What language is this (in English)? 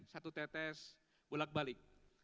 Indonesian